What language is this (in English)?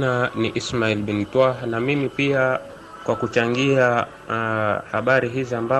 Swahili